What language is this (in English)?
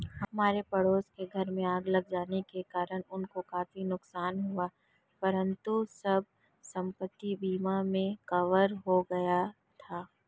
Hindi